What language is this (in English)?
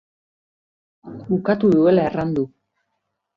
Basque